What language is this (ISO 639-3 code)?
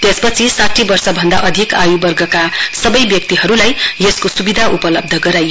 nep